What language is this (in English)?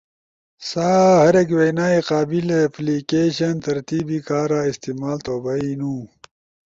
Ushojo